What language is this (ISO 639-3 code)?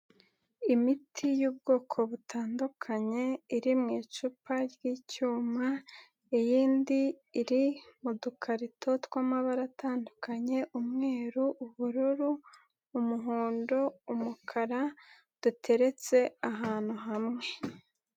kin